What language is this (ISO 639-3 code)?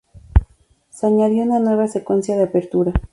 spa